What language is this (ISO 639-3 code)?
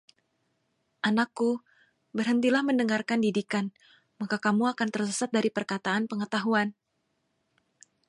ind